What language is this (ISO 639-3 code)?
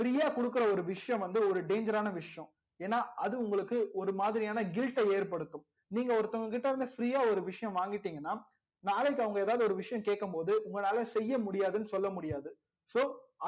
tam